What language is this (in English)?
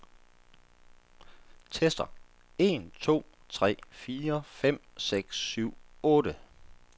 Danish